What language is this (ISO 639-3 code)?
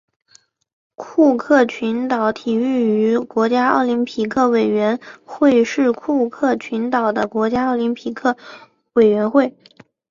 zho